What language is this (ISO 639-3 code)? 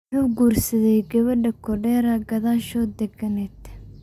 som